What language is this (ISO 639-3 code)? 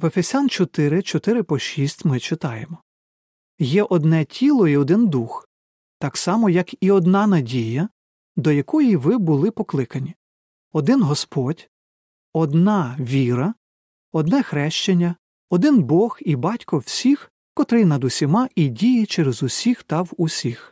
ukr